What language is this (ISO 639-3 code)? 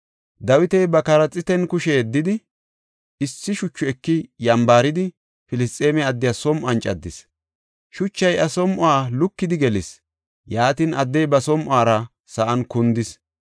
gof